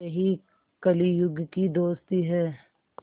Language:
Hindi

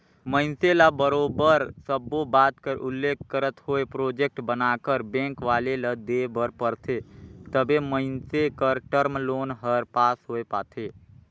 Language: Chhattisgarhi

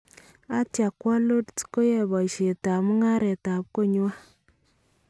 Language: Kalenjin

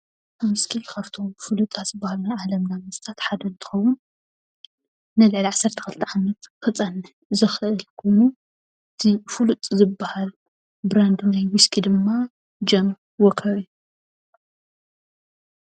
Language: Tigrinya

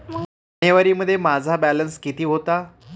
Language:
Marathi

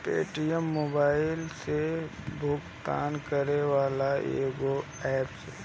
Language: Bhojpuri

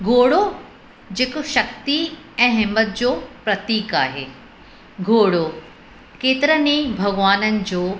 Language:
Sindhi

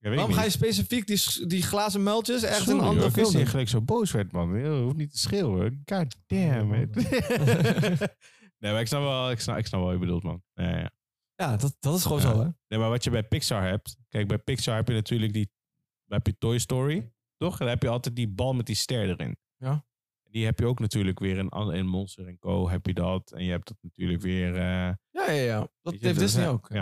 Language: Dutch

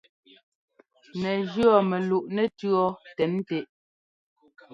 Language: Ngomba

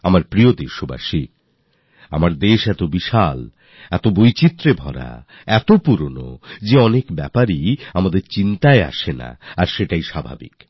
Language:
Bangla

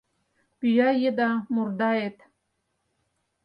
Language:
Mari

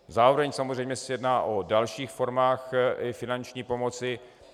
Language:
Czech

